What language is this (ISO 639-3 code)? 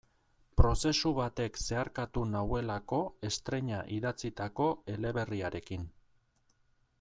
eus